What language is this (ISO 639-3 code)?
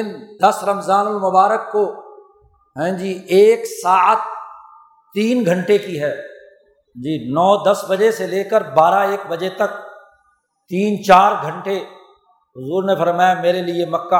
urd